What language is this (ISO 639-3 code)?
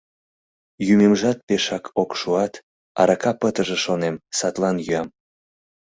chm